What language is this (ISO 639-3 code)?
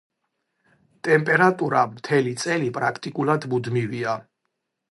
kat